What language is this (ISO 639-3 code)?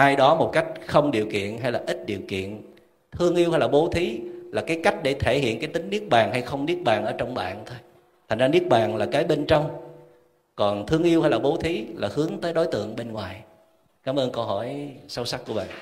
vie